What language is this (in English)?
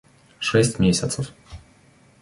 Russian